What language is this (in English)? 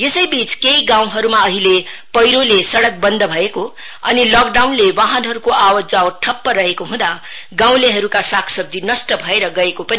Nepali